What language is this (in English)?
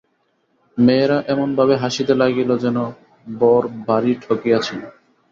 Bangla